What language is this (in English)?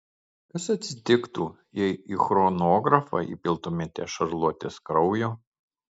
Lithuanian